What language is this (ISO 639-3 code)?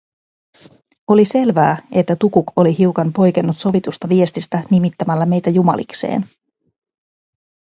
fin